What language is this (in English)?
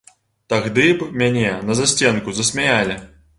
Belarusian